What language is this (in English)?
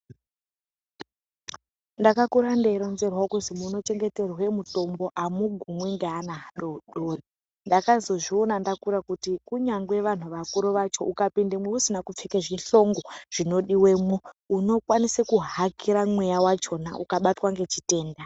Ndau